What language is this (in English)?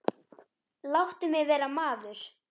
Icelandic